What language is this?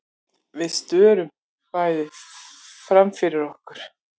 Icelandic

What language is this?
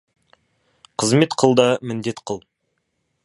Kazakh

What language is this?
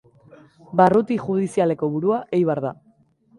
Basque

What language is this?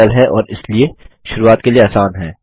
Hindi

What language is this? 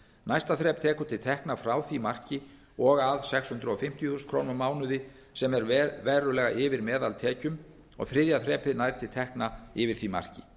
Icelandic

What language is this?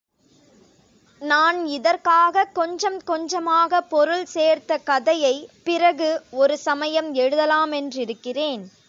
Tamil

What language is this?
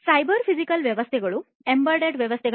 Kannada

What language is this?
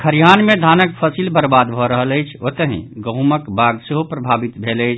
Maithili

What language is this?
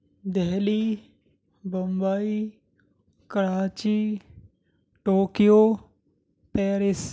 Urdu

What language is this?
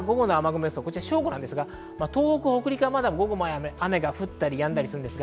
Japanese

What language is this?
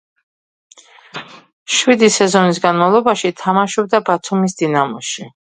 Georgian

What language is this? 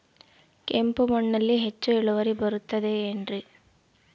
Kannada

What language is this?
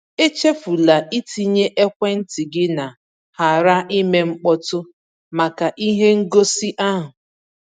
Igbo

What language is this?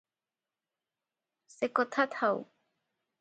Odia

